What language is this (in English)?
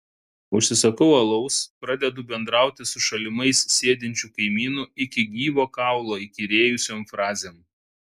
Lithuanian